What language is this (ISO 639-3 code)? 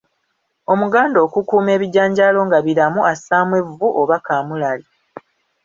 lug